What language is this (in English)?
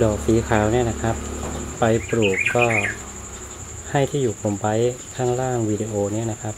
Thai